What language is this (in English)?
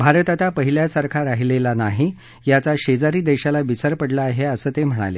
Marathi